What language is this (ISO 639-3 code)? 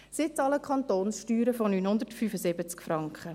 gsw